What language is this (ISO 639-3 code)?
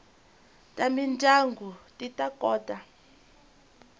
tso